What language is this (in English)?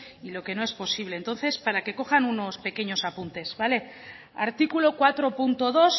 Spanish